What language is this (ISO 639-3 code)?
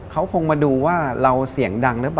tha